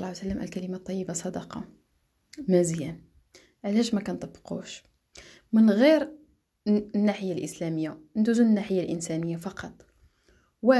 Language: Arabic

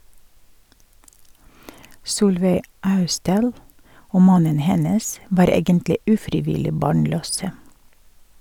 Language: Norwegian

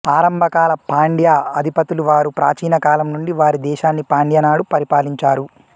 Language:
Telugu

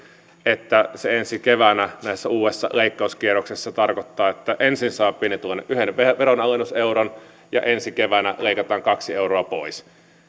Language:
Finnish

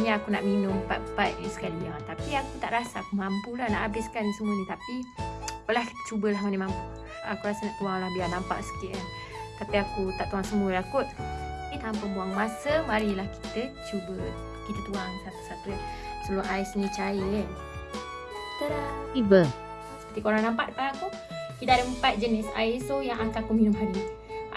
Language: Malay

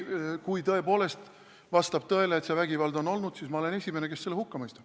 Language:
Estonian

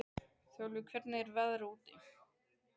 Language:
Icelandic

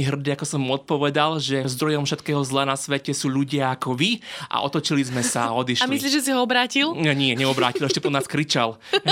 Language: Slovak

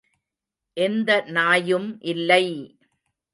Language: Tamil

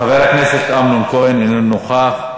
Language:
Hebrew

